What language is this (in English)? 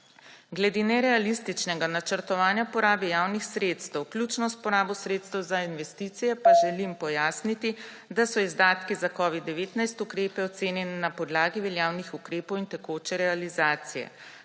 Slovenian